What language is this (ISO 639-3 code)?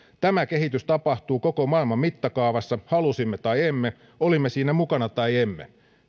fin